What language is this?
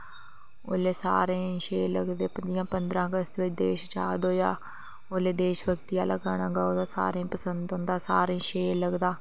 Dogri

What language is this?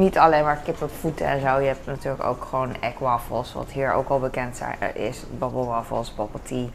Dutch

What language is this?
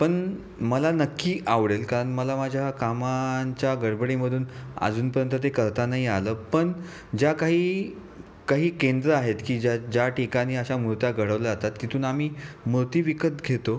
Marathi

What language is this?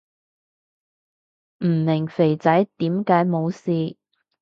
Cantonese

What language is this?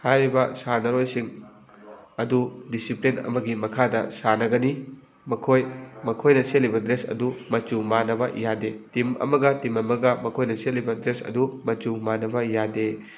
Manipuri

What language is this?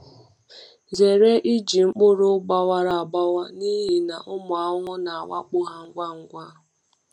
Igbo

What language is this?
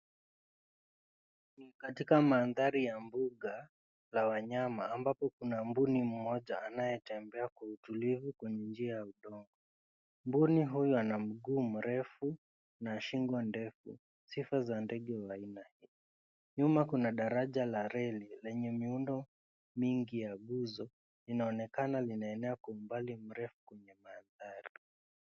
Swahili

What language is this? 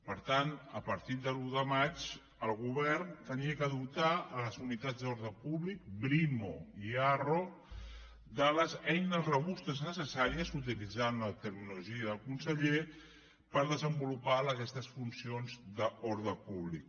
Catalan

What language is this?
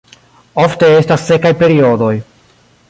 Esperanto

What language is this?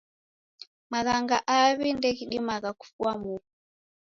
Taita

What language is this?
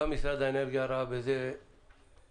Hebrew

